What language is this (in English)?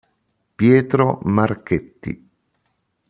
Italian